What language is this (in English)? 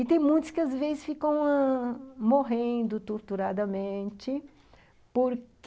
Portuguese